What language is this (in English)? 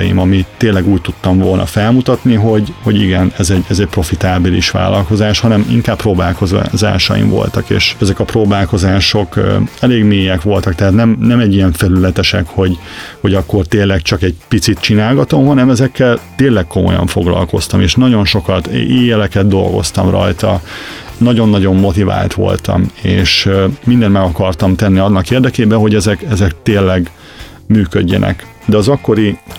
Hungarian